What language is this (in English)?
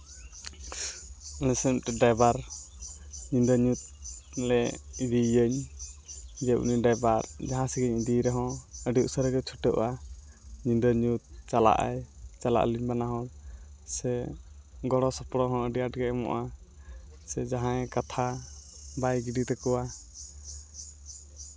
Santali